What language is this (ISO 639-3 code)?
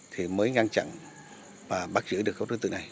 vie